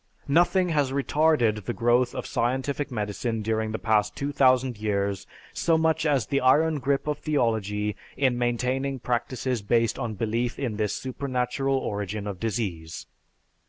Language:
English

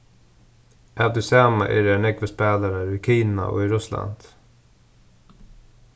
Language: Faroese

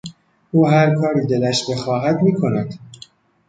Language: Persian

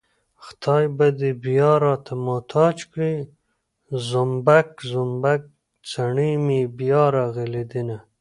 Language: Pashto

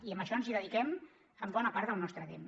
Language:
Catalan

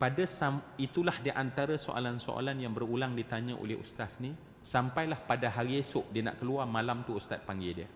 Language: Malay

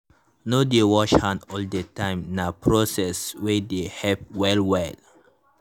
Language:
Nigerian Pidgin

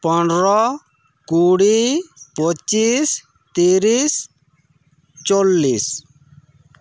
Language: Santali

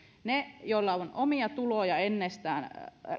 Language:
Finnish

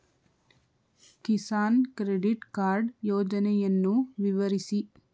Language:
Kannada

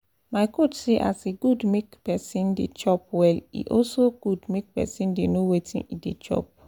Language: Nigerian Pidgin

